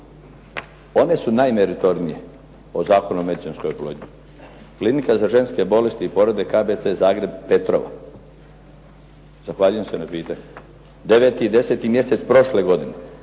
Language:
Croatian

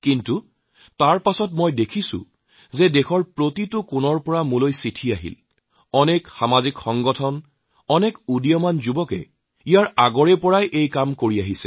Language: Assamese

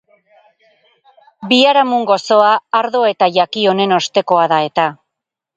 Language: Basque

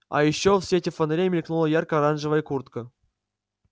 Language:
Russian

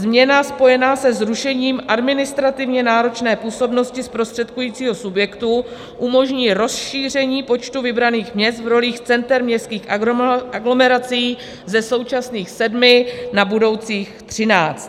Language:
Czech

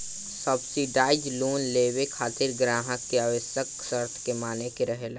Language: Bhojpuri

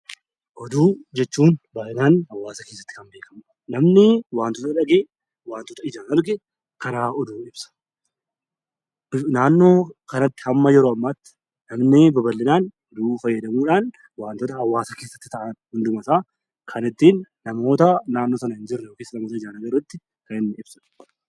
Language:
Oromo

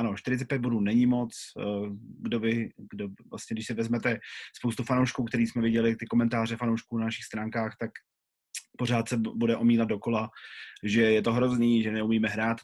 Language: Czech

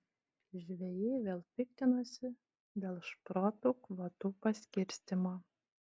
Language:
Lithuanian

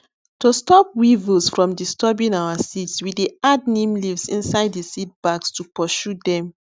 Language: Nigerian Pidgin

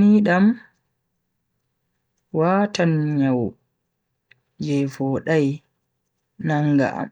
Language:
Bagirmi Fulfulde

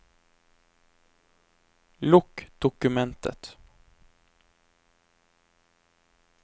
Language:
Norwegian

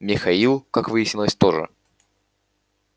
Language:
Russian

